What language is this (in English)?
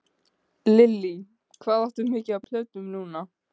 Icelandic